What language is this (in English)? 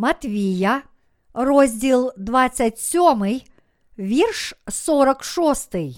Ukrainian